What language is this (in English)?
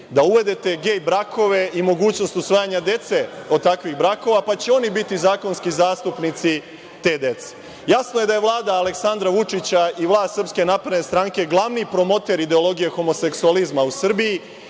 Serbian